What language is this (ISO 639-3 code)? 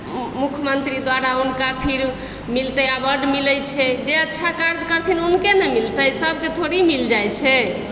mai